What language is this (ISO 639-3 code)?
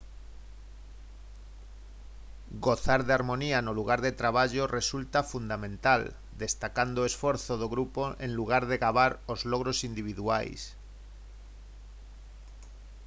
glg